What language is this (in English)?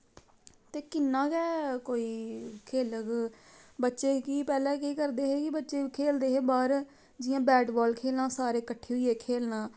Dogri